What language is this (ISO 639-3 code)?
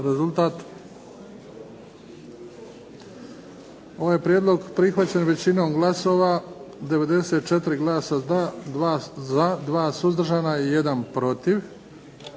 hrv